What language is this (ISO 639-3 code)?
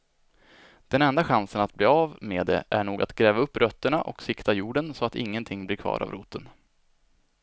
swe